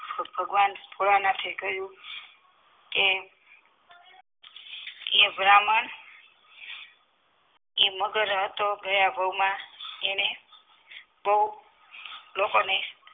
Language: Gujarati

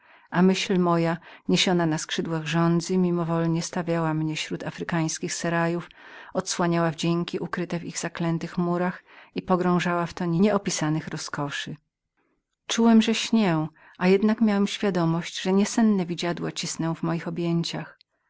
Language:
Polish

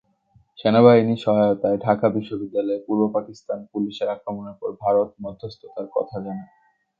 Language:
Bangla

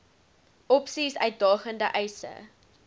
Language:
Afrikaans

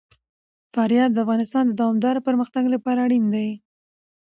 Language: Pashto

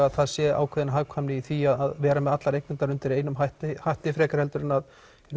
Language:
Icelandic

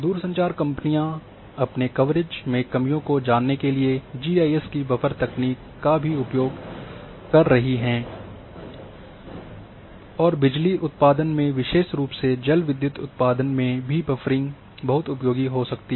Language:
Hindi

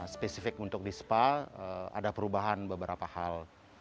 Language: Indonesian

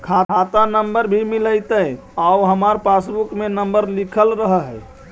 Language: Magahi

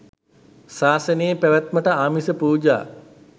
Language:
Sinhala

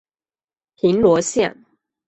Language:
Chinese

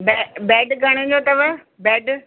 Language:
Sindhi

